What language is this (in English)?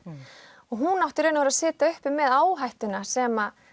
Icelandic